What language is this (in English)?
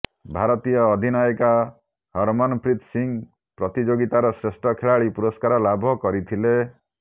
Odia